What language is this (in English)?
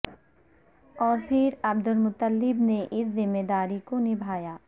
Urdu